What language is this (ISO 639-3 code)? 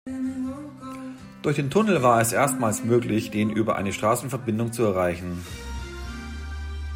deu